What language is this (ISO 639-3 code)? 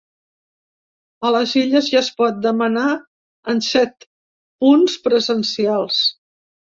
cat